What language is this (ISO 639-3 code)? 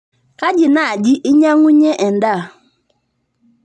mas